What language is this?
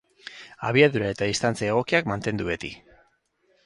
Basque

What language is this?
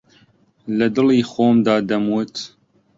Central Kurdish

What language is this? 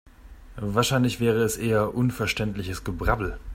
German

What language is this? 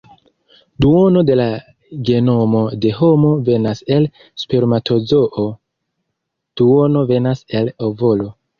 Esperanto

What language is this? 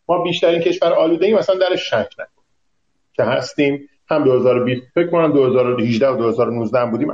Persian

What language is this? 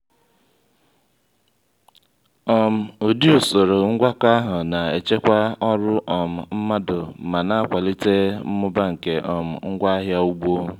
Igbo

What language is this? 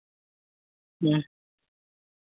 Santali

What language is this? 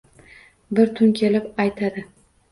Uzbek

